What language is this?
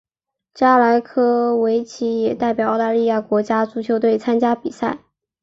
Chinese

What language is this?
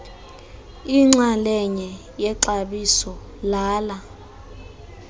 Xhosa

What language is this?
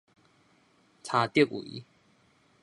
Min Nan Chinese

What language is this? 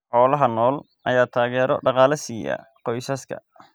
Somali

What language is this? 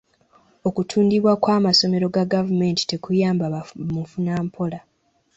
Ganda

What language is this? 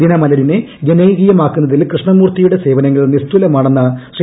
Malayalam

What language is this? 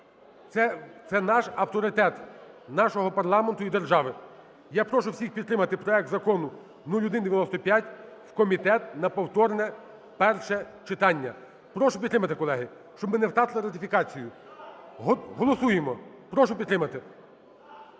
Ukrainian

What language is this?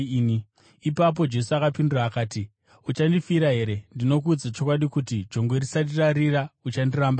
Shona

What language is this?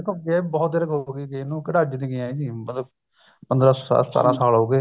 Punjabi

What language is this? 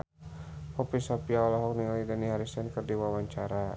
Sundanese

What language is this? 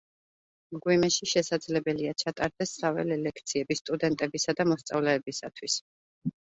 Georgian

